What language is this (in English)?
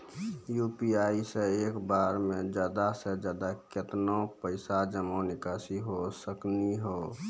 Maithili